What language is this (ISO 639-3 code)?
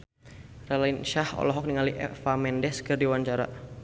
sun